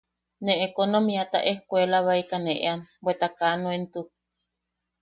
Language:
Yaqui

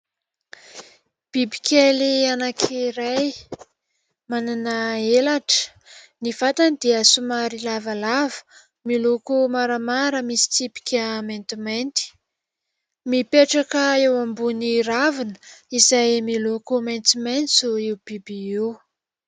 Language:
Malagasy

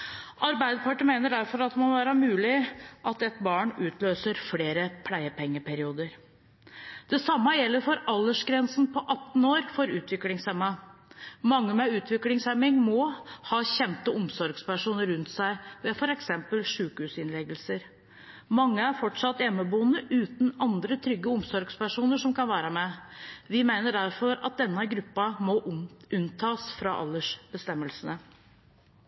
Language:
Norwegian Bokmål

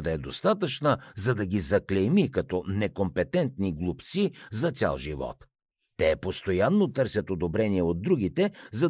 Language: Bulgarian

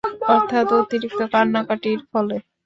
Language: Bangla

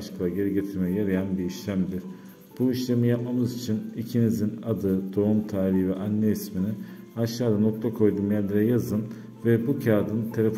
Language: Turkish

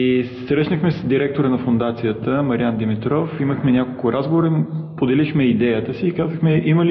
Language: Bulgarian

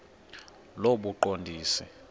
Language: Xhosa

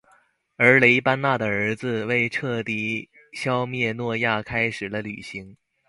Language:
Chinese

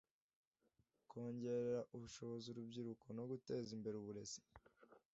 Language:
Kinyarwanda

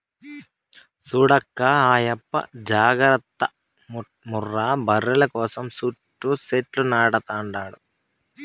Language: Telugu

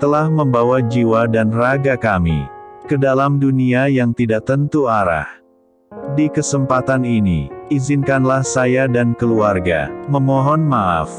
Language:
Indonesian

